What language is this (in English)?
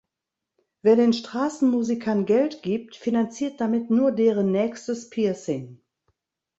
German